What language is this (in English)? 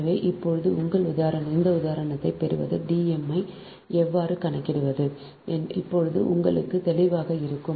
Tamil